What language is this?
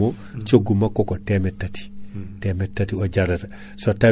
Fula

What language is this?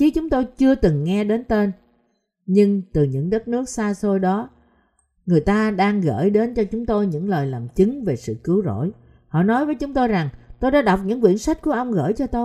Vietnamese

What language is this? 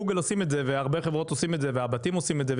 Hebrew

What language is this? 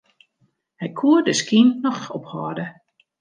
Western Frisian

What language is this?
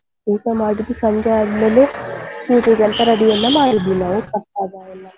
Kannada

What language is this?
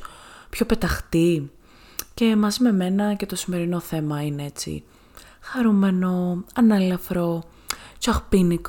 Greek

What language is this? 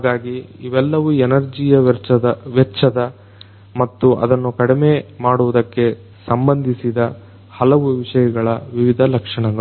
Kannada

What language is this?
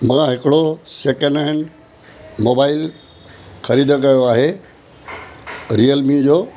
Sindhi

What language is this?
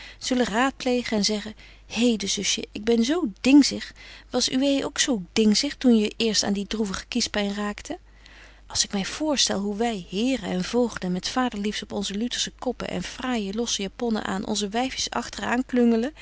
Dutch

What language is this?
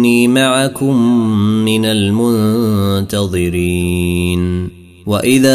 Arabic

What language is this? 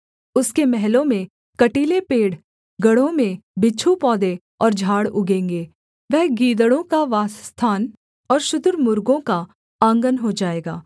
Hindi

